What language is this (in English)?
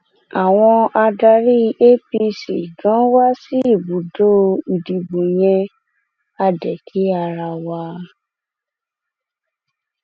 Yoruba